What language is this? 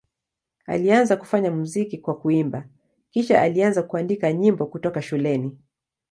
Swahili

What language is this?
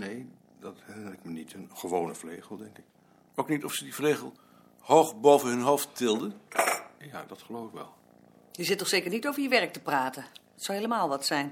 Dutch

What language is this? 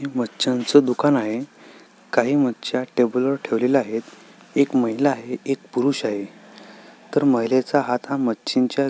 Marathi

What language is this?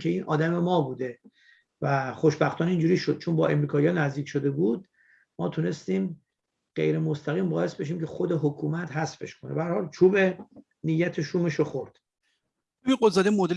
Persian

